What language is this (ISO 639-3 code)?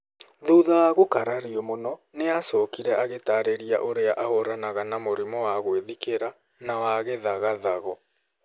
kik